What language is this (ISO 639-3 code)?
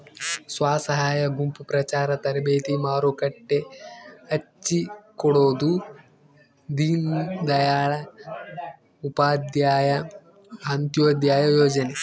kan